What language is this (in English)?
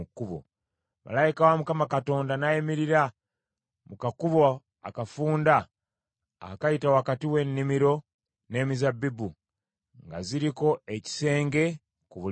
Ganda